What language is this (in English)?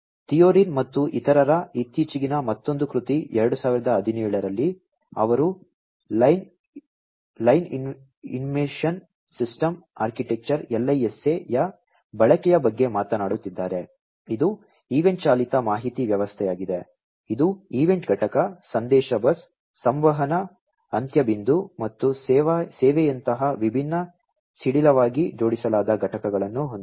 Kannada